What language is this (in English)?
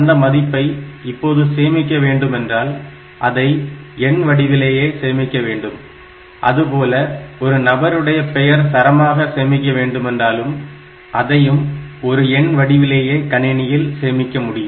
Tamil